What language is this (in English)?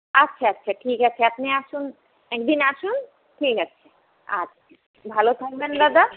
Bangla